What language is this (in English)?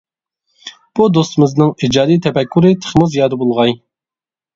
Uyghur